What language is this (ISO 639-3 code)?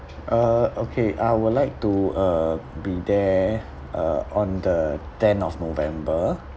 eng